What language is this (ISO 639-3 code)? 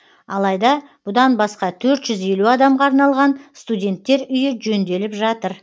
kaz